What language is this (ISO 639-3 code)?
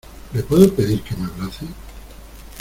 spa